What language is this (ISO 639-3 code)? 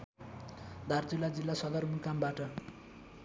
nep